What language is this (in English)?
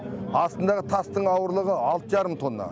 Kazakh